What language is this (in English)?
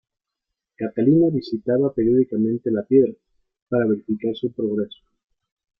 Spanish